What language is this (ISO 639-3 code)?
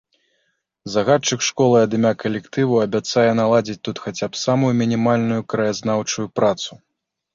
bel